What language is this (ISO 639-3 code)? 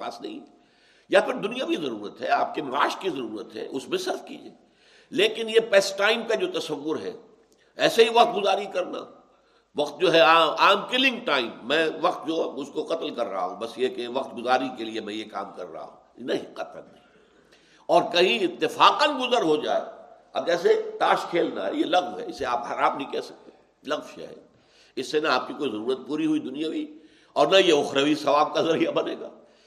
urd